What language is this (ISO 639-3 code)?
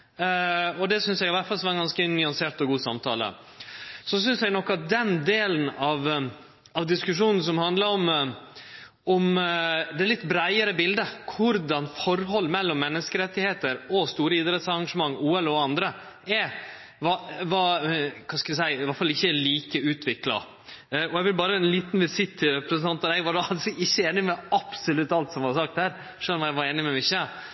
nno